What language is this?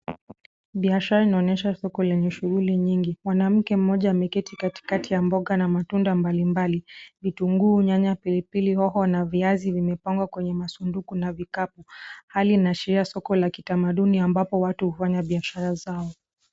Swahili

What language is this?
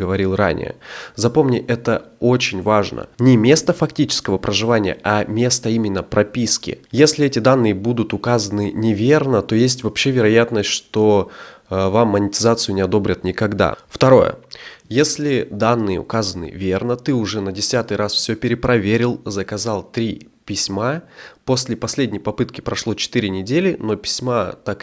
Russian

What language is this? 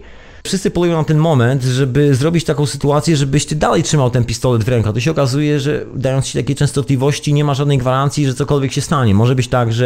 Polish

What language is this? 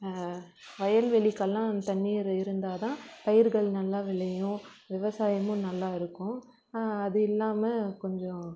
Tamil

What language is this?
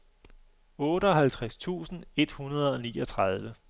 Danish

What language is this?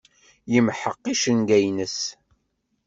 Kabyle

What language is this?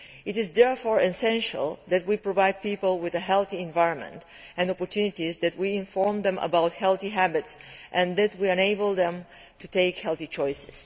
English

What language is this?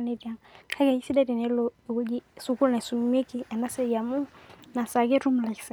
Masai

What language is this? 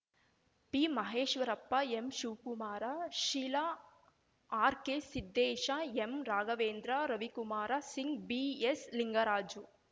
Kannada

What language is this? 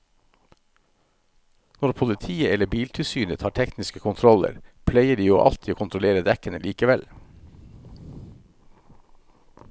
Norwegian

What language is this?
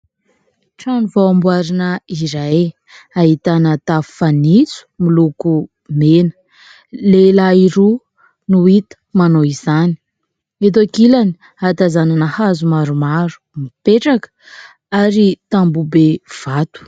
Malagasy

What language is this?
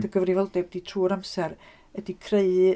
Welsh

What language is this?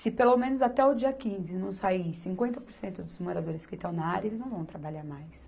Portuguese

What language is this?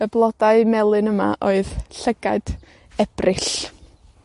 Welsh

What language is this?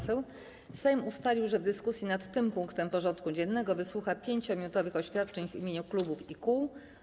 Polish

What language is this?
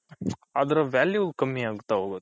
Kannada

